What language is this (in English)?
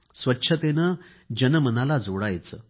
Marathi